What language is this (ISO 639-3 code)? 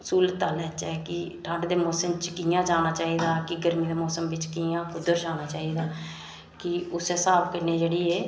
doi